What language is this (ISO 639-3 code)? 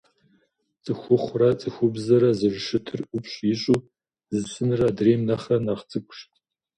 kbd